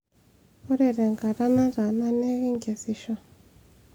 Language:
Masai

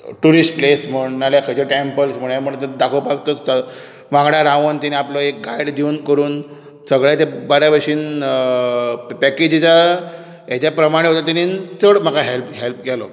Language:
Konkani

